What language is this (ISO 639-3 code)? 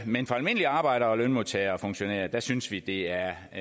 dan